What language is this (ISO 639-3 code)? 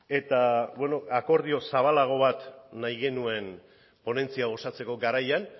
eus